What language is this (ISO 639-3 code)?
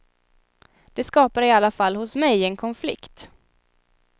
swe